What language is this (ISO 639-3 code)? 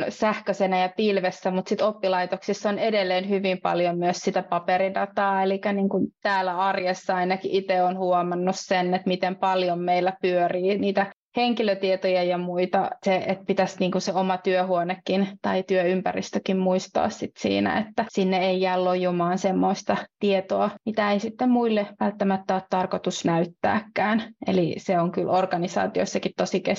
fin